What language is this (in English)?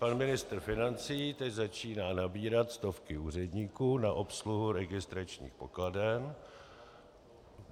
Czech